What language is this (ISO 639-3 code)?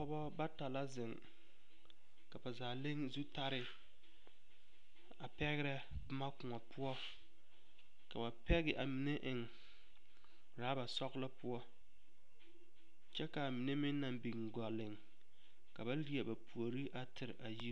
dga